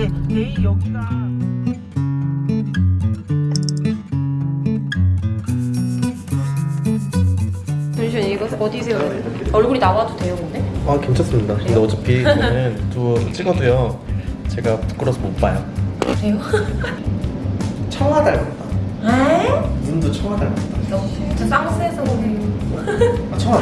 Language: Korean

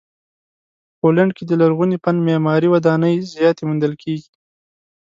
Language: Pashto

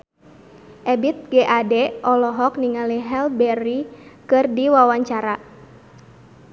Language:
Sundanese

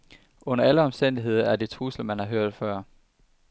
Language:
Danish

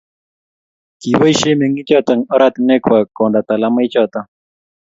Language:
Kalenjin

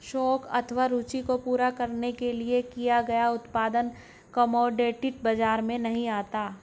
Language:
Hindi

